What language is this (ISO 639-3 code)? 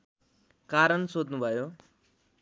nep